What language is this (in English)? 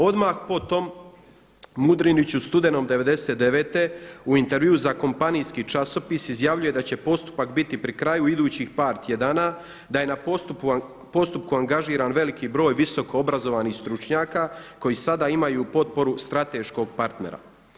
Croatian